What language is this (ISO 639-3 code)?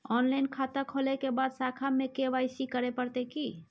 mai